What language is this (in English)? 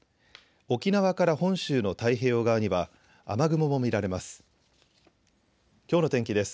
Japanese